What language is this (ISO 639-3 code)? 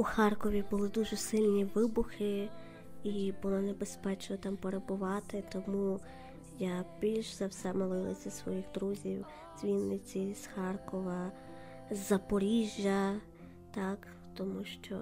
ukr